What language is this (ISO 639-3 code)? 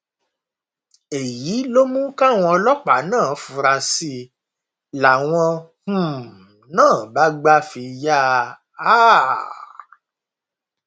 yor